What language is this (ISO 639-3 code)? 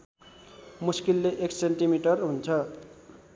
nep